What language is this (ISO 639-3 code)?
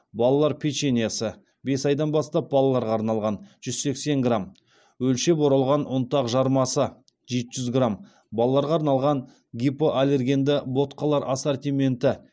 kaz